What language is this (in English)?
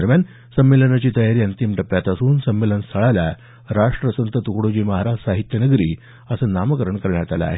Marathi